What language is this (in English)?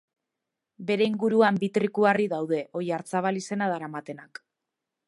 Basque